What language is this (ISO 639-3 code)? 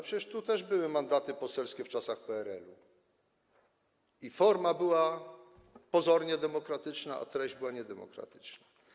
pol